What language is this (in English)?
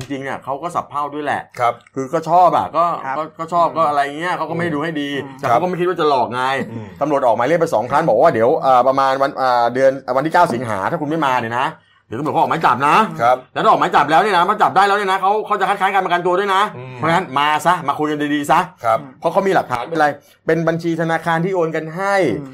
Thai